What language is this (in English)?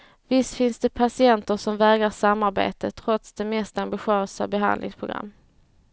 Swedish